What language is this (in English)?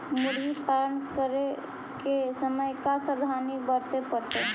Magahi